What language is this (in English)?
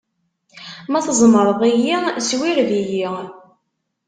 Kabyle